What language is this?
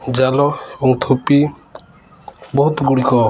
Odia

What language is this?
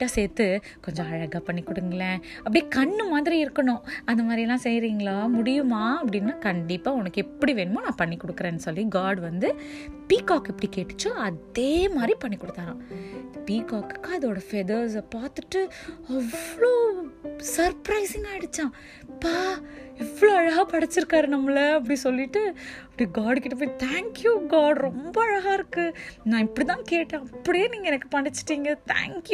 Tamil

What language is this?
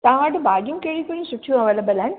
Sindhi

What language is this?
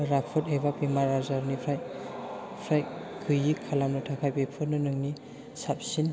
Bodo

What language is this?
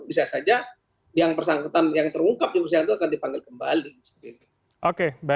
Indonesian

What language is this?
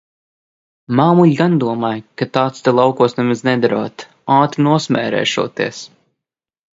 Latvian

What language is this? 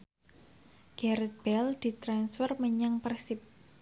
Javanese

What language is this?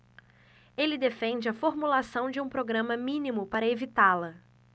Portuguese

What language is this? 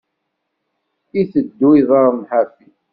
Kabyle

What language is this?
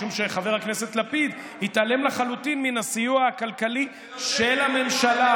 Hebrew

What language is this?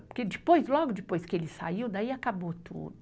Portuguese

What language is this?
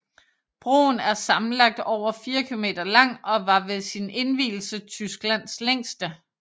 Danish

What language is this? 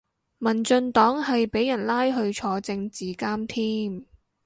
Cantonese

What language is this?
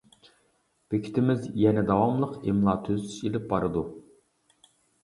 Uyghur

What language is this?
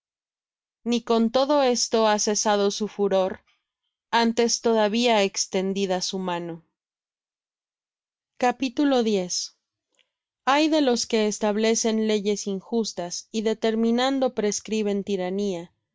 Spanish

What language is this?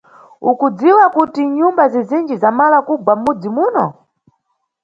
Nyungwe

